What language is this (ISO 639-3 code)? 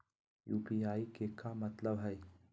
mag